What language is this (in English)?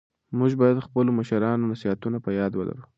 Pashto